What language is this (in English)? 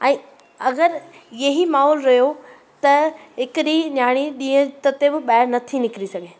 Sindhi